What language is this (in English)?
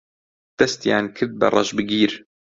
Central Kurdish